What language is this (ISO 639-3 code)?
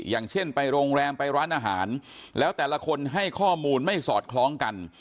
tha